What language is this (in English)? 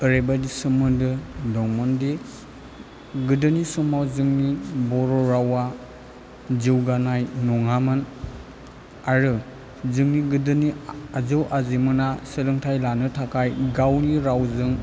Bodo